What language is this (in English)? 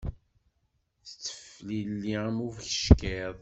Kabyle